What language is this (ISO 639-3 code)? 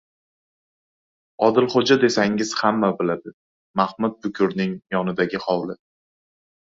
uzb